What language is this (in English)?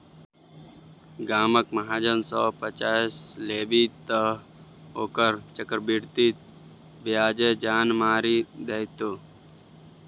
Maithili